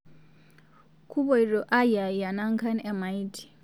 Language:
Masai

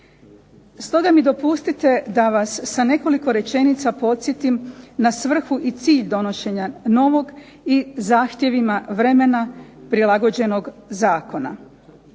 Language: Croatian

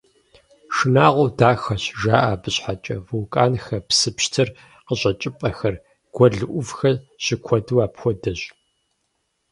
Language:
Kabardian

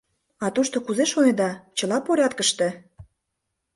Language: Mari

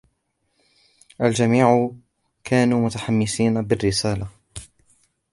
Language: Arabic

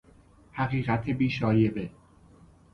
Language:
Persian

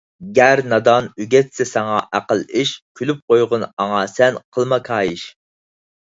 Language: Uyghur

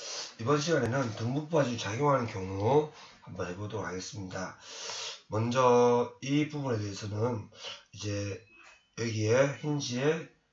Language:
Korean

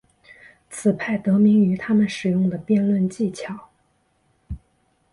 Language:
Chinese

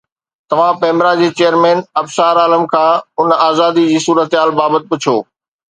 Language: Sindhi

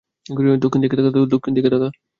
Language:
Bangla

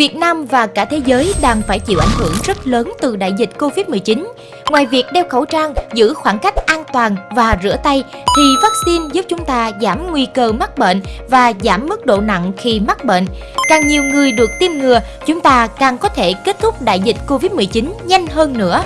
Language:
Vietnamese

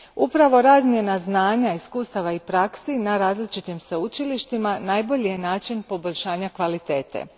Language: Croatian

